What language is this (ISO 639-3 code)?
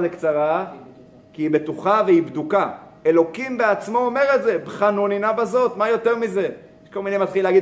heb